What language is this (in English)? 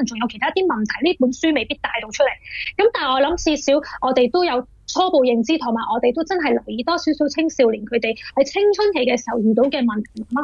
Chinese